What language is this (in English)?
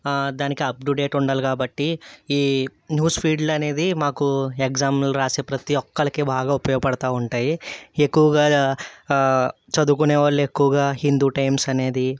Telugu